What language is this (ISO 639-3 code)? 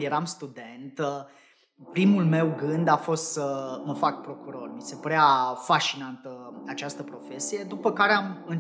ron